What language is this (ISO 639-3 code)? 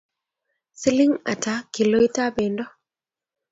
kln